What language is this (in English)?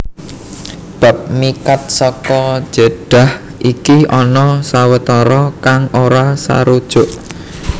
Javanese